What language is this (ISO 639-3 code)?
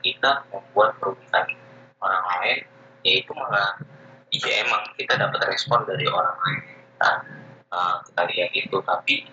ind